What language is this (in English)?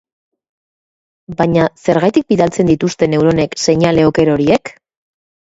Basque